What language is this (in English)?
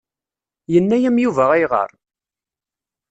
Kabyle